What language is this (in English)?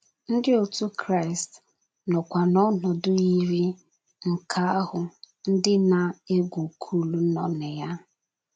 Igbo